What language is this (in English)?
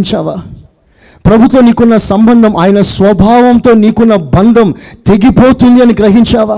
Telugu